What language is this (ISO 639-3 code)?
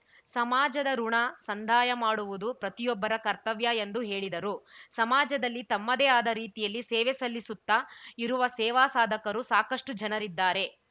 kan